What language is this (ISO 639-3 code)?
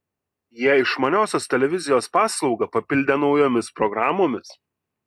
lit